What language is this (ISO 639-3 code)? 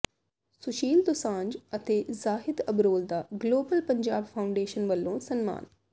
pan